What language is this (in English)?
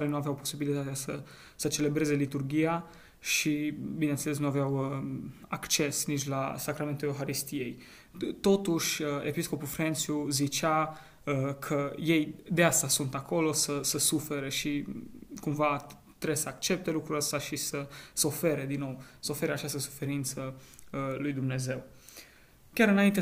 Romanian